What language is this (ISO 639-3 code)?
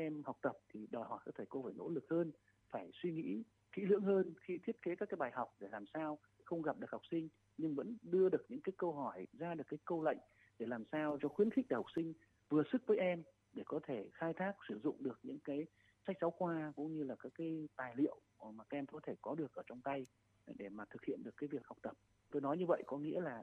vie